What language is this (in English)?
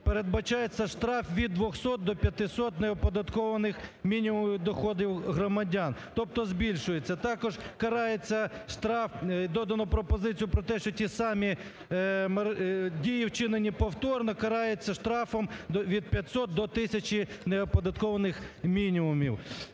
Ukrainian